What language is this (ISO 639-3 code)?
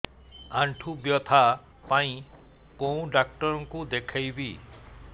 ori